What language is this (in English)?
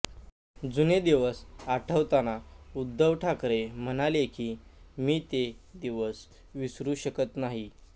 Marathi